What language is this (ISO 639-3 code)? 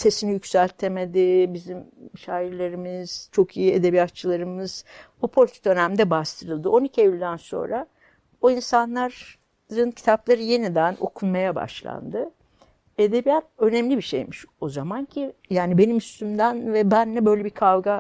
tur